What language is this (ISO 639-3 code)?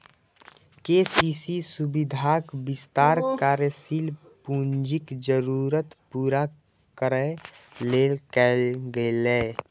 mai